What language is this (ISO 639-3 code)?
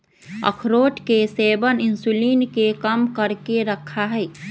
mag